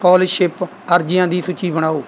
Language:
Punjabi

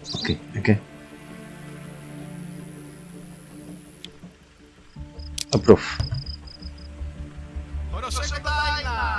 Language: Indonesian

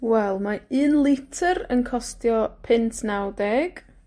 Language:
Welsh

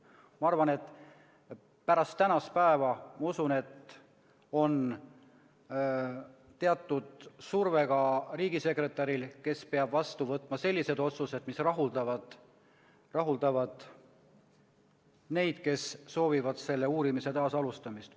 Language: Estonian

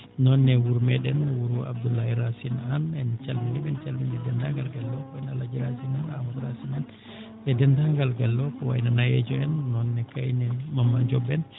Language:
Fula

